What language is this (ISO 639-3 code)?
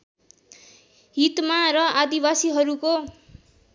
nep